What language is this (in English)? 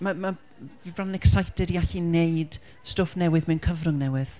Welsh